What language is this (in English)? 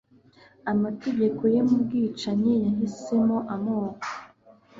Kinyarwanda